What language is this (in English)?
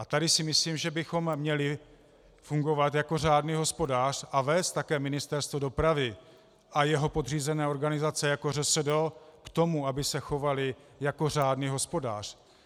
Czech